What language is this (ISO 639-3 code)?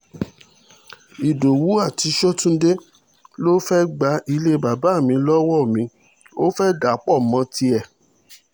yor